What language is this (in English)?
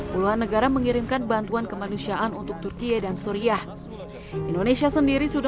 Indonesian